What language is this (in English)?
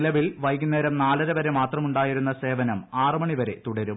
Malayalam